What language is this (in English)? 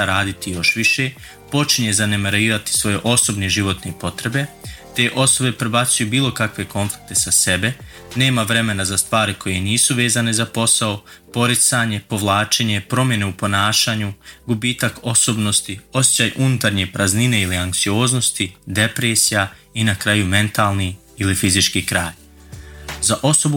Croatian